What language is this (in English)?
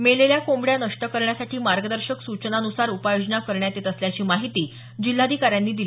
Marathi